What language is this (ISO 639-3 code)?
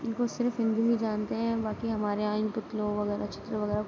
urd